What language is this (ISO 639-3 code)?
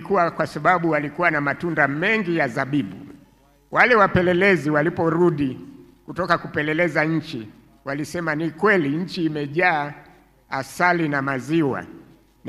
swa